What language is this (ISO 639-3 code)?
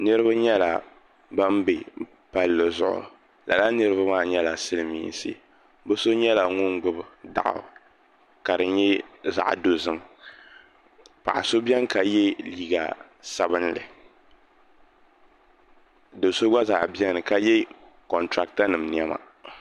dag